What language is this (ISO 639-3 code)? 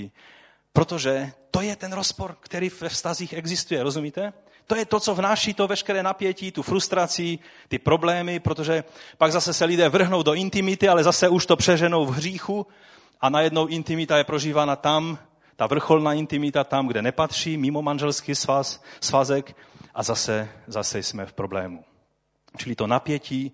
ces